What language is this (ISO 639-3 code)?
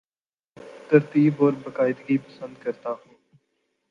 urd